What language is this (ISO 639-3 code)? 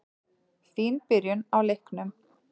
isl